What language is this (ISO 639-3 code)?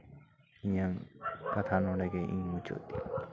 sat